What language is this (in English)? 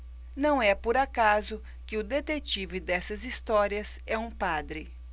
Portuguese